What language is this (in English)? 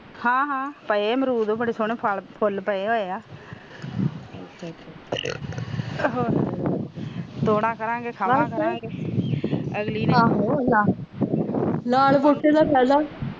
Punjabi